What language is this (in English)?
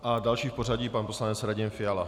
Czech